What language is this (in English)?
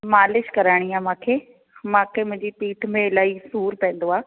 Sindhi